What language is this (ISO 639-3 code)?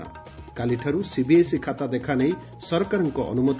ori